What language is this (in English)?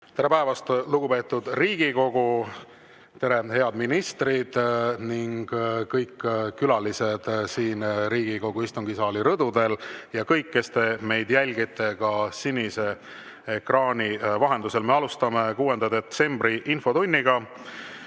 Estonian